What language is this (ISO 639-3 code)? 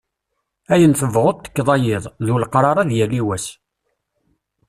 kab